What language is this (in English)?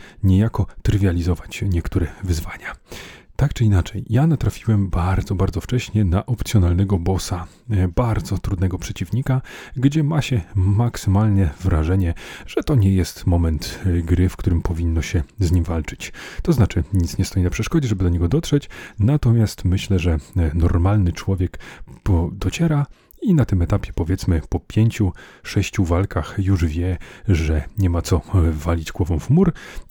Polish